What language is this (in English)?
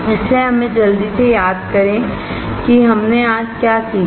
Hindi